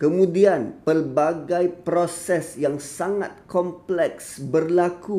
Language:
Malay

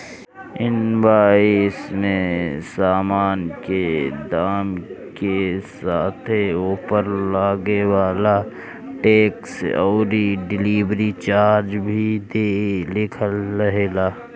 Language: Bhojpuri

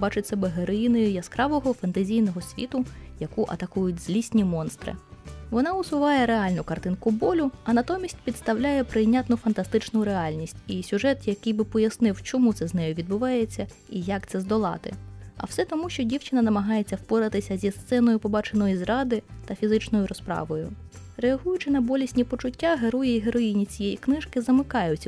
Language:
Ukrainian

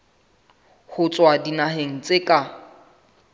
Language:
Southern Sotho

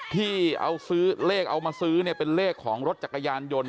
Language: Thai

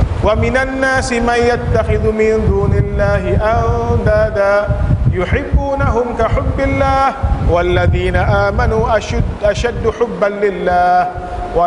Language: Malay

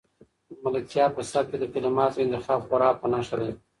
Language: Pashto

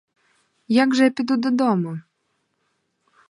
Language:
Ukrainian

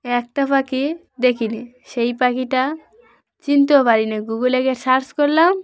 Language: Bangla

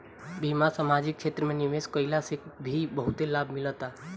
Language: Bhojpuri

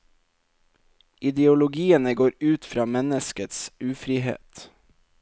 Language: Norwegian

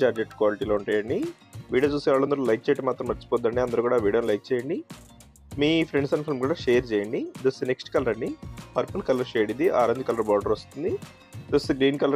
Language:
Telugu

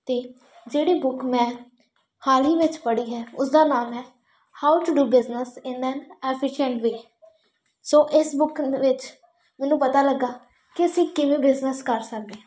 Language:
Punjabi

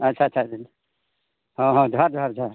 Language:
Santali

